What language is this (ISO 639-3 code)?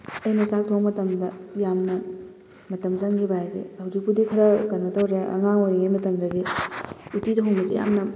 mni